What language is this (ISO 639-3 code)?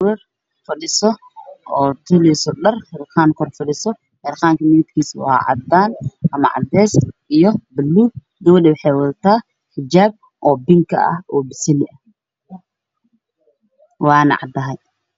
som